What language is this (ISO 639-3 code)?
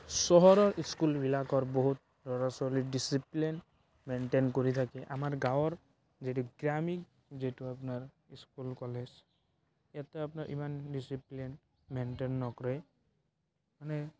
asm